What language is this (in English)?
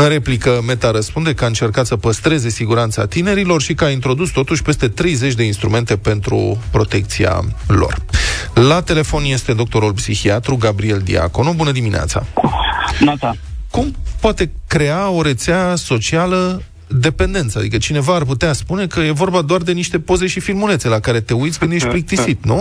Romanian